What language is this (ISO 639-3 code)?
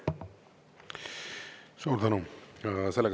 est